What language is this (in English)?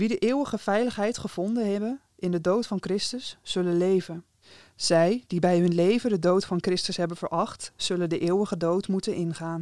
Dutch